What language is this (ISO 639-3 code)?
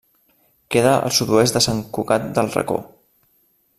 cat